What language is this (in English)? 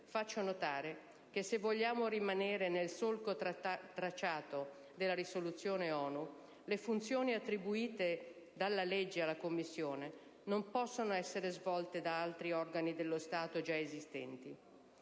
Italian